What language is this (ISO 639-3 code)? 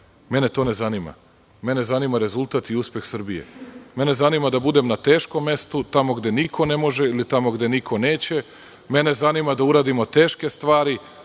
srp